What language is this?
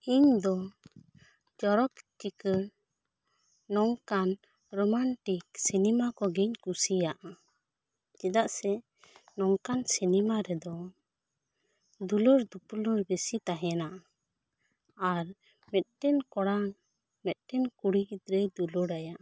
Santali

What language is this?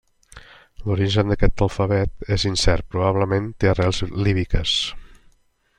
Catalan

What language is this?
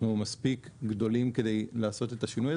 Hebrew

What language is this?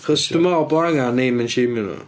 Welsh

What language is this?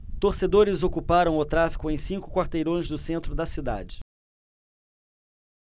Portuguese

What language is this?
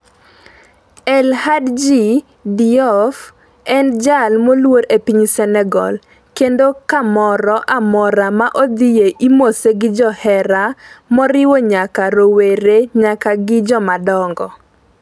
Luo (Kenya and Tanzania)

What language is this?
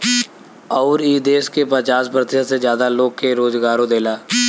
Bhojpuri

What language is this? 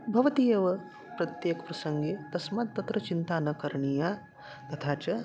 Sanskrit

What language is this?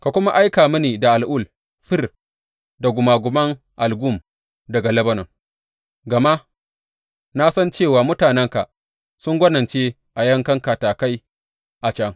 Hausa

